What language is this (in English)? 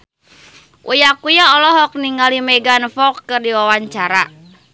Sundanese